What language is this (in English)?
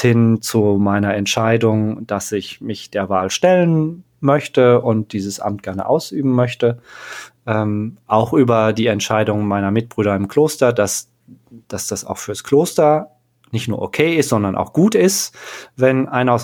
German